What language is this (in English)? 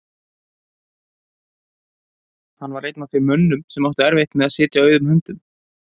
Icelandic